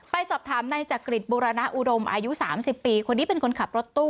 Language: Thai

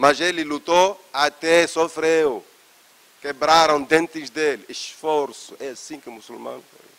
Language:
Portuguese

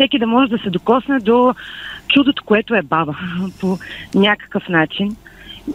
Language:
Bulgarian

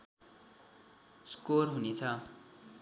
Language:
Nepali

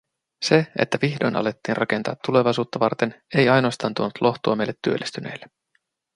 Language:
Finnish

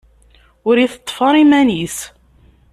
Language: Kabyle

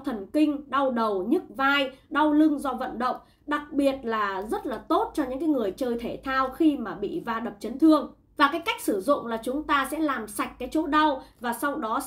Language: Vietnamese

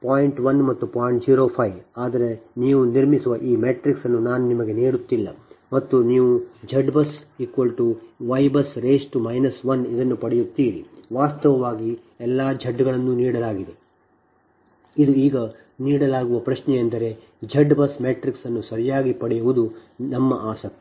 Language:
Kannada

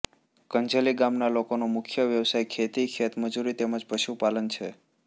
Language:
Gujarati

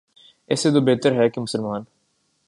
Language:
Urdu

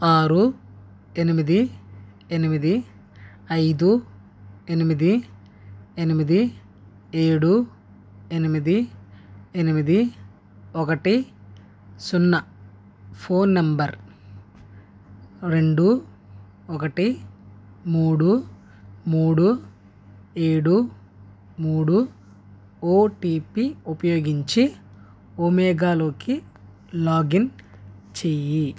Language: Telugu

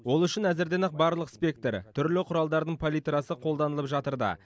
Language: Kazakh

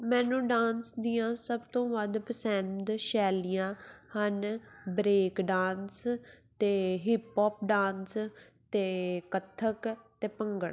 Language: Punjabi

